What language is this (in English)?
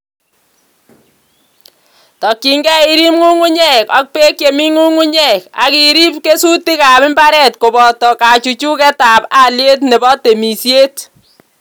Kalenjin